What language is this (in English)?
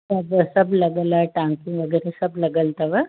Sindhi